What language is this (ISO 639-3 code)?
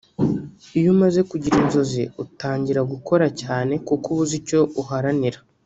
kin